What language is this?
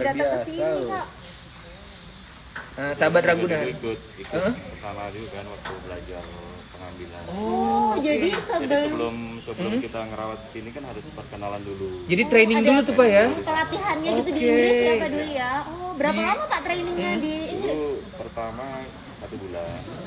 Indonesian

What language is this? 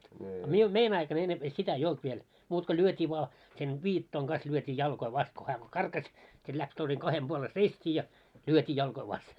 Finnish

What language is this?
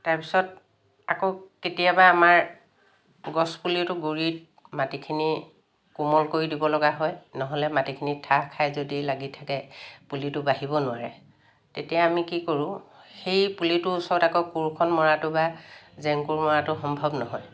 Assamese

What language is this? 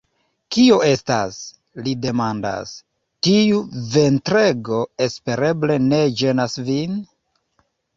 Esperanto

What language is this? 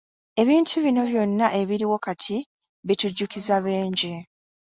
Ganda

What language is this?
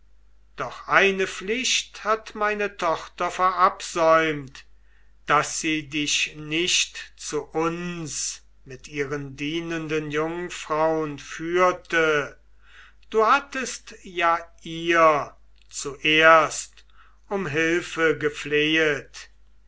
German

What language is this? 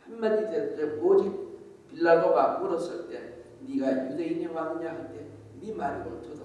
Korean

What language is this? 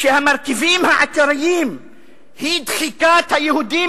Hebrew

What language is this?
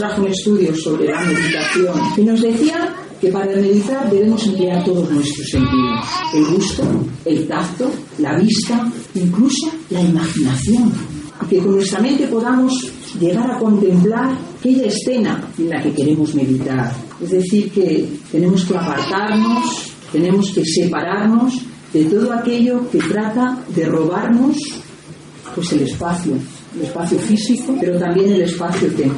Spanish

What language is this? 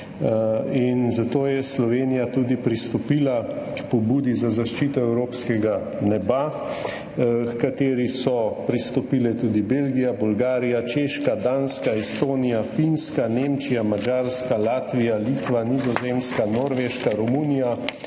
Slovenian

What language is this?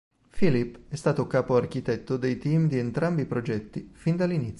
Italian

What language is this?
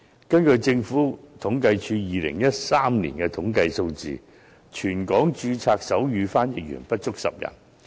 Cantonese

